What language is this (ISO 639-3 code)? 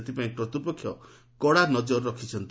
ori